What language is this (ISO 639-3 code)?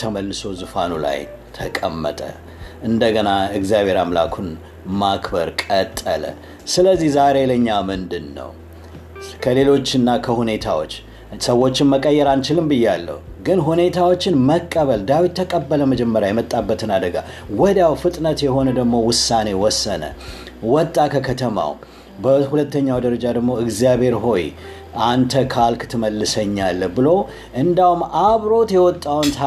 amh